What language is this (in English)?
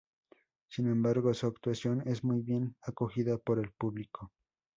Spanish